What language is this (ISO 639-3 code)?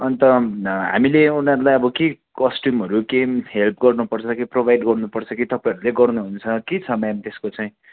nep